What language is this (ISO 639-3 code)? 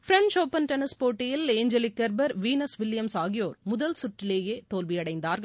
tam